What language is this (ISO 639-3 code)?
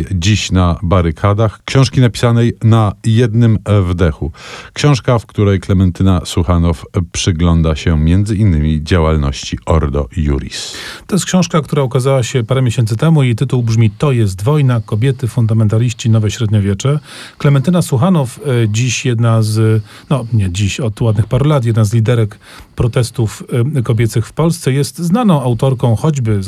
pol